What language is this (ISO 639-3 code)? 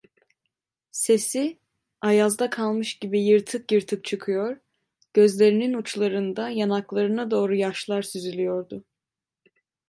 tur